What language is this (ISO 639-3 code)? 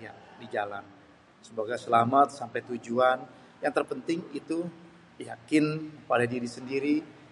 bew